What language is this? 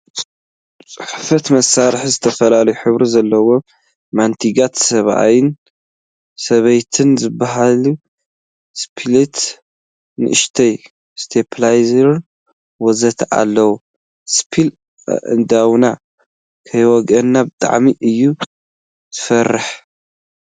Tigrinya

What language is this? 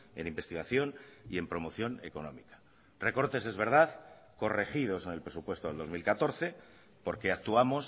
Spanish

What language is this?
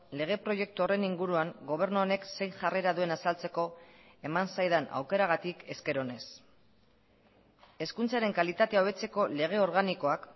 Basque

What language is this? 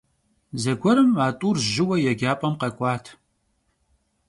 Kabardian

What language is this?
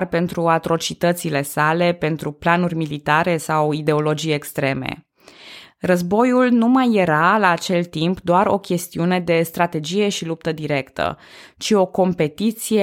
Romanian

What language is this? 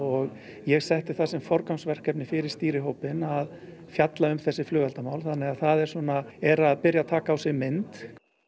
Icelandic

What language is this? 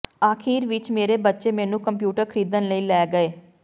Punjabi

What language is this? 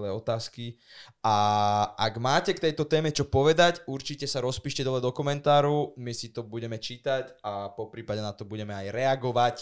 Slovak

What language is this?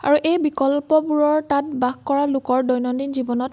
Assamese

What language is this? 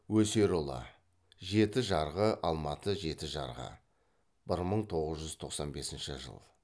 Kazakh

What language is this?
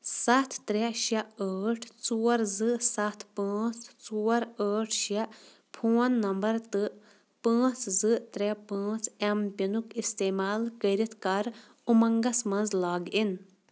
Kashmiri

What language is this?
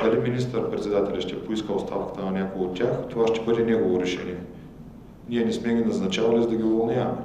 Bulgarian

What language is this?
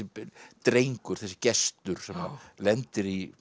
Icelandic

